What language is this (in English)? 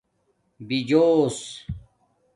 Domaaki